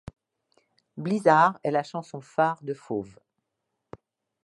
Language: French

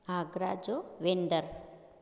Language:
Sindhi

